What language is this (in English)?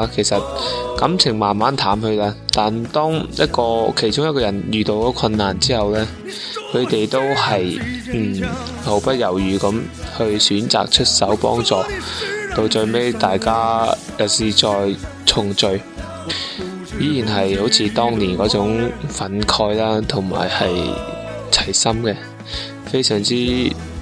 Chinese